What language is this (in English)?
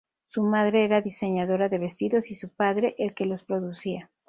Spanish